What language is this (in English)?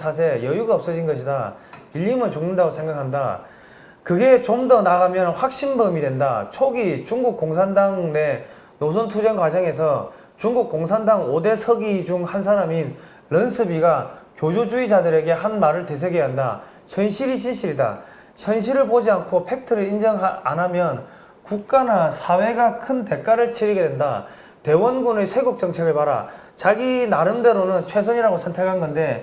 Korean